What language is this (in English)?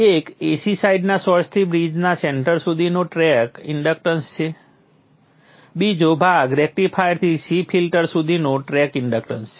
Gujarati